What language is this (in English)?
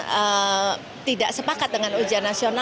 Indonesian